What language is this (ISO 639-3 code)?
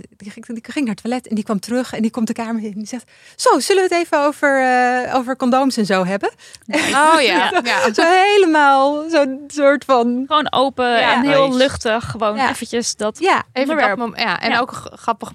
nld